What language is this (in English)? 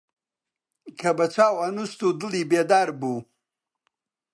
Central Kurdish